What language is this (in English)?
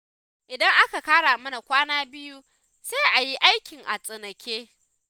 Hausa